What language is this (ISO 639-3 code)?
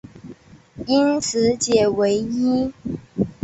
zho